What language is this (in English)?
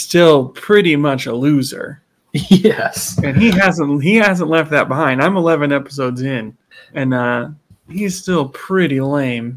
English